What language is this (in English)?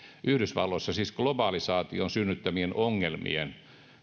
Finnish